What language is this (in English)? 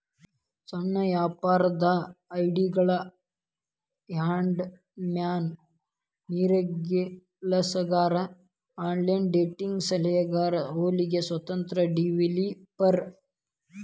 Kannada